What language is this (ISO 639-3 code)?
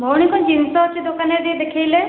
ori